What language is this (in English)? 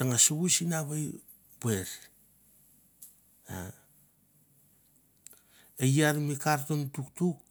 Mandara